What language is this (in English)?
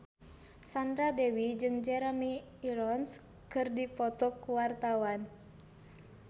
Sundanese